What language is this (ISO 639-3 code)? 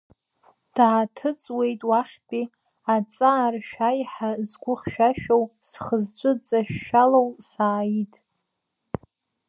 abk